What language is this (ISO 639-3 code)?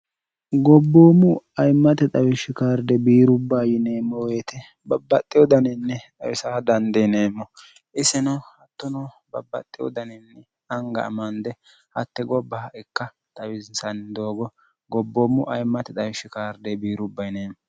sid